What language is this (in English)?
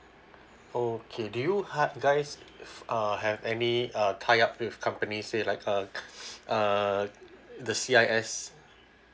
English